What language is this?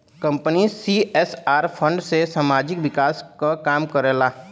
Bhojpuri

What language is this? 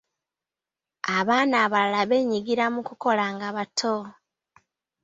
Ganda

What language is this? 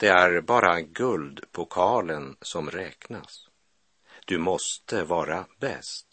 Swedish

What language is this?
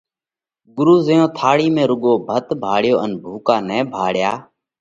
Parkari Koli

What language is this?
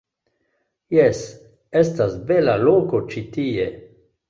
Esperanto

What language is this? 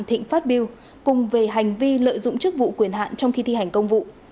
Vietnamese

